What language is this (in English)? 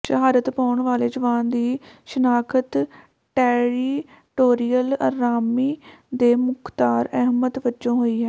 Punjabi